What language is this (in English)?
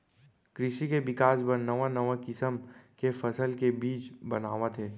Chhattisgarhi